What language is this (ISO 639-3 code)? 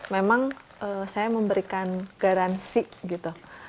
ind